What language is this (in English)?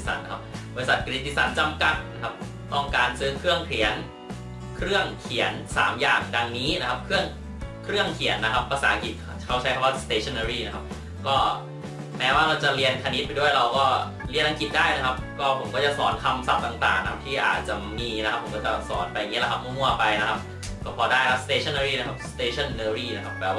Thai